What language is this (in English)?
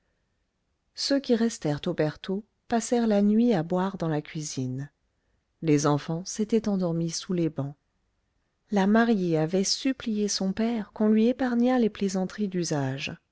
French